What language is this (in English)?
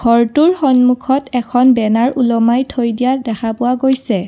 Assamese